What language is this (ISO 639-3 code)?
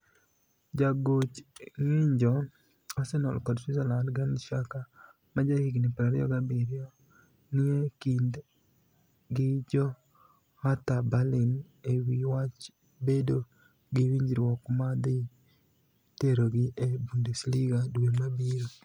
luo